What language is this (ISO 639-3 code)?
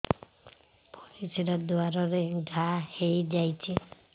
ori